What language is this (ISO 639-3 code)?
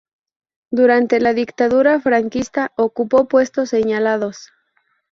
spa